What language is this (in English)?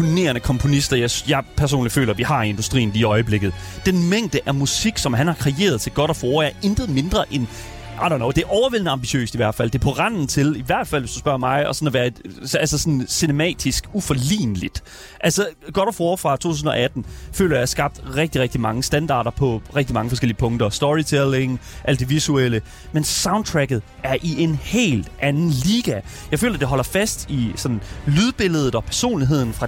Danish